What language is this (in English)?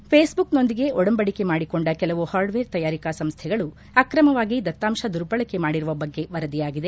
Kannada